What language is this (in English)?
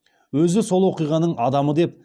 Kazakh